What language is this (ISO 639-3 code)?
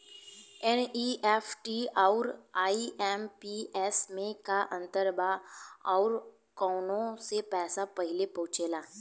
bho